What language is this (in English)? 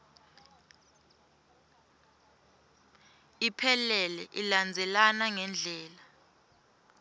Swati